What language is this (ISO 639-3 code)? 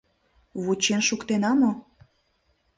chm